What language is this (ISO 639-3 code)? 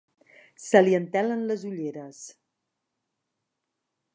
cat